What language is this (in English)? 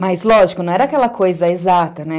Portuguese